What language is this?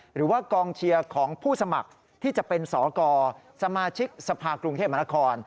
Thai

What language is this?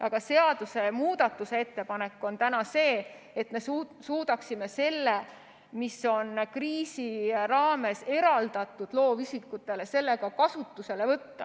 Estonian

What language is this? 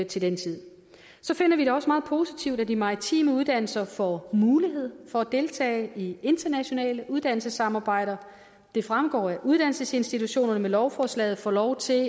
Danish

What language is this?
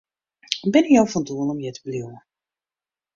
Western Frisian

